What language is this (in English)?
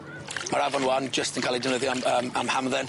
Welsh